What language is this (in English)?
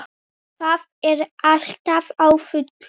Icelandic